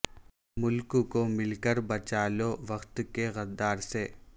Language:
Urdu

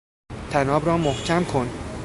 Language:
Persian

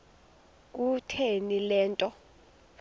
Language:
Xhosa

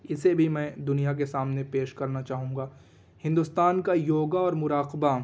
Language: Urdu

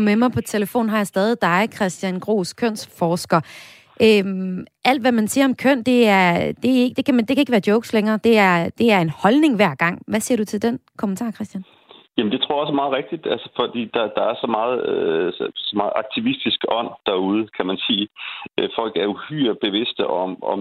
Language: Danish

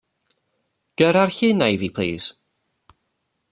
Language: Welsh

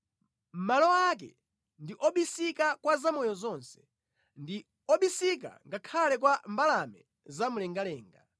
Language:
Nyanja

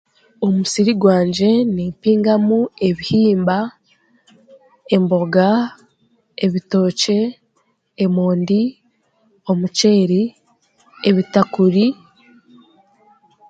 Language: Chiga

